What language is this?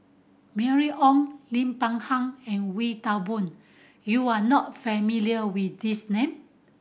English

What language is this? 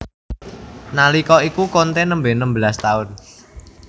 Javanese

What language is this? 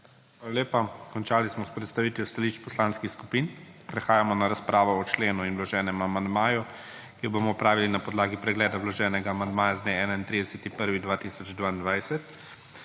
Slovenian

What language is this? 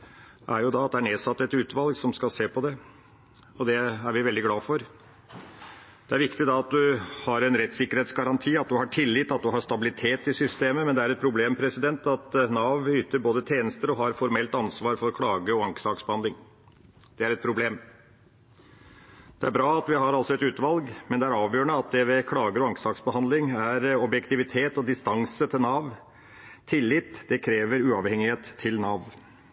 Norwegian Bokmål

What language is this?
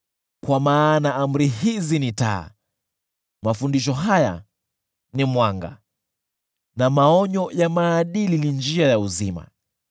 Swahili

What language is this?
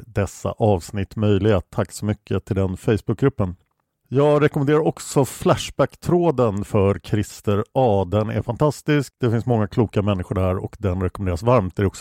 Swedish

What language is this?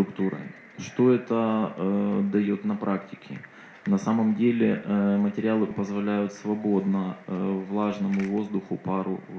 Russian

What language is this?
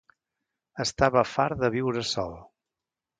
Catalan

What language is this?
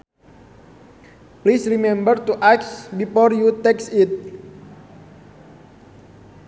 Sundanese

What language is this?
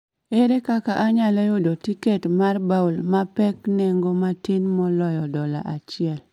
Luo (Kenya and Tanzania)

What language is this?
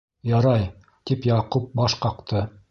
Bashkir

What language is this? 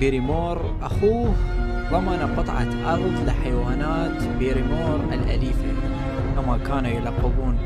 Arabic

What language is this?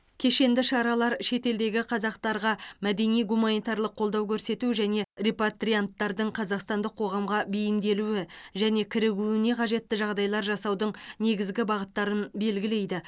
Kazakh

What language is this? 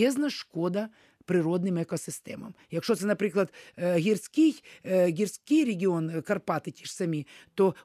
Ukrainian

